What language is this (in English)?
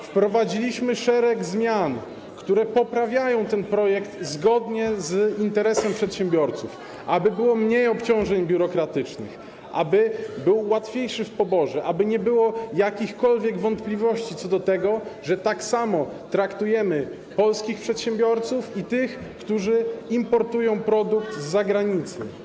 Polish